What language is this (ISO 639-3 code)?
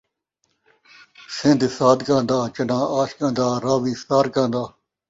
skr